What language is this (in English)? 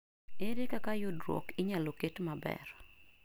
Luo (Kenya and Tanzania)